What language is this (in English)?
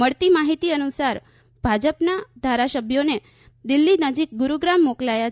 Gujarati